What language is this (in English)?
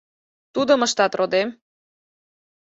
Mari